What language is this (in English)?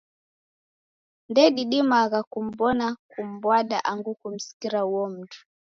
Taita